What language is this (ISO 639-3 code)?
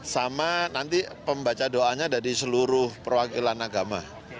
ind